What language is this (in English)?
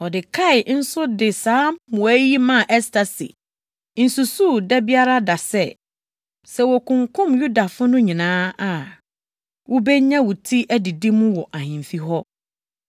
Akan